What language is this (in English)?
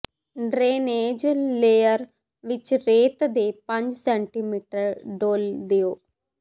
Punjabi